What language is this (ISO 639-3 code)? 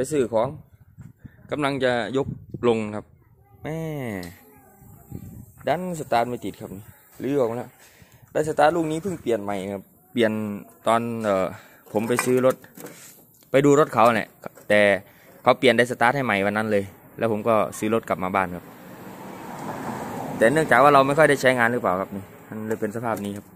tha